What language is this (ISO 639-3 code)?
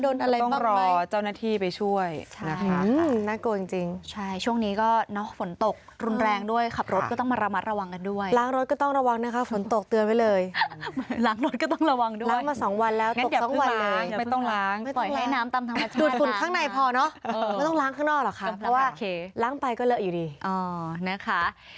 tha